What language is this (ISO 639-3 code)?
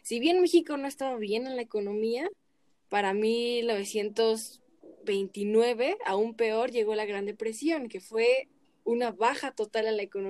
spa